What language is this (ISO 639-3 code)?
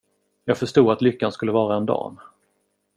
swe